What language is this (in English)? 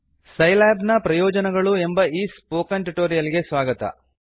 Kannada